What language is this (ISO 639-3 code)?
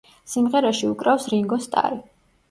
kat